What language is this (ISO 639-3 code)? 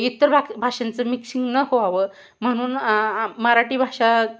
mar